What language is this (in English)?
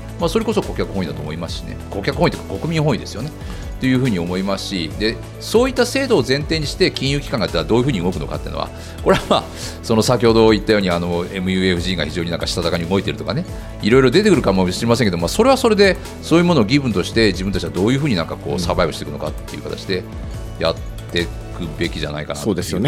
Japanese